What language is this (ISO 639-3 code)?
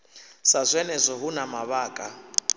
ven